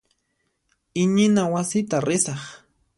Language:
Puno Quechua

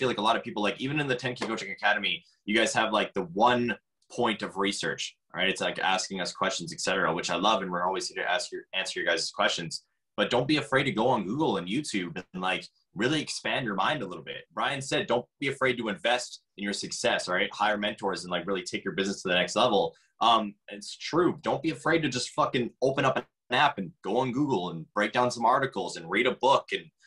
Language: English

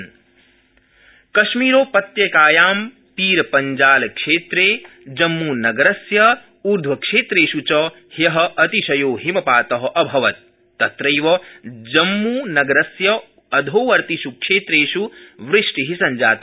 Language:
Sanskrit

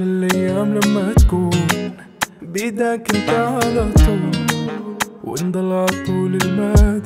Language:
Arabic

